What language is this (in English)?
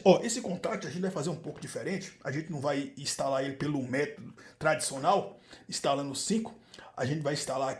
Portuguese